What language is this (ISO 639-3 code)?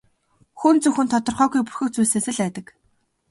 mon